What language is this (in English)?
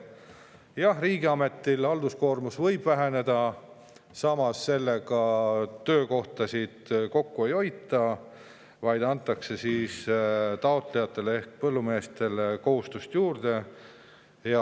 Estonian